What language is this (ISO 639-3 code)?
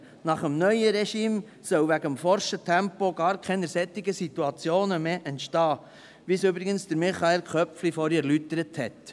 gsw